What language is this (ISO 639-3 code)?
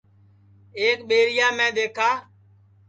ssi